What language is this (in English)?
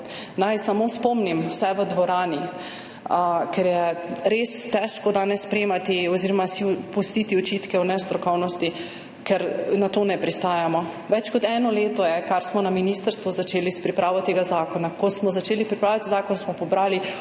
Slovenian